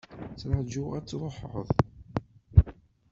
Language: Kabyle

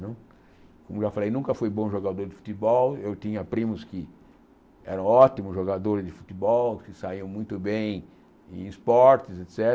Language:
Portuguese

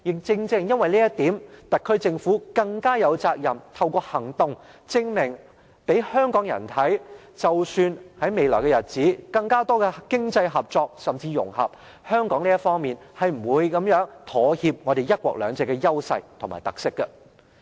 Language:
Cantonese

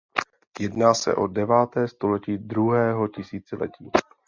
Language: Czech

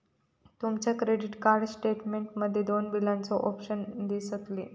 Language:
Marathi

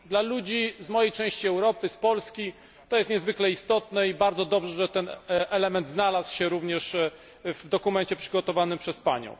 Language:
Polish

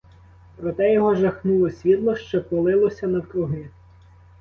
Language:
Ukrainian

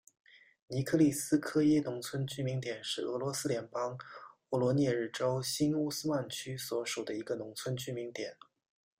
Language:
Chinese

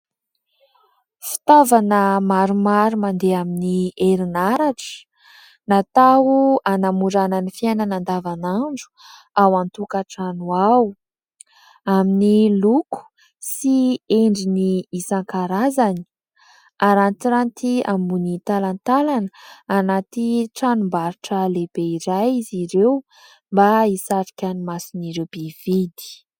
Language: Malagasy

